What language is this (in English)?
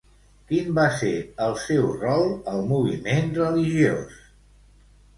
Catalan